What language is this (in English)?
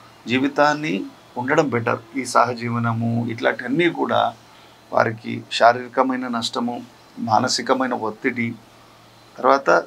Telugu